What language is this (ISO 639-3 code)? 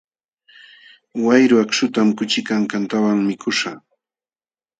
qxw